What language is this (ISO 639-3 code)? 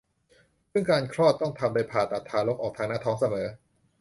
tha